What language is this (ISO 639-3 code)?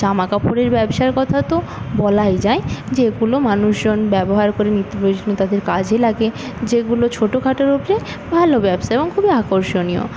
ben